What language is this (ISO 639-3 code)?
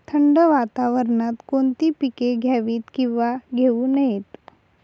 mar